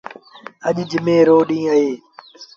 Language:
Sindhi Bhil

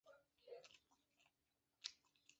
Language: Chinese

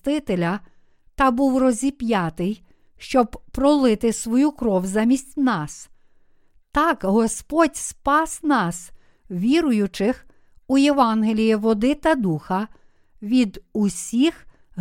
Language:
Ukrainian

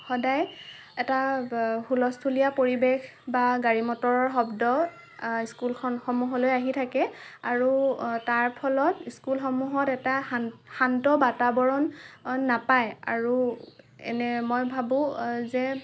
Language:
Assamese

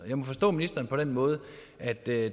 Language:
Danish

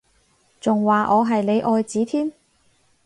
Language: Cantonese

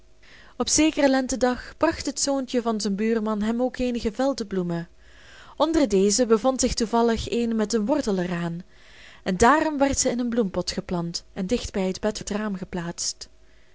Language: Dutch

